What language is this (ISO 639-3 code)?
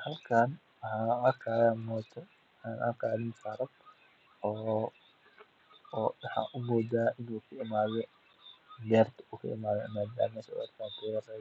som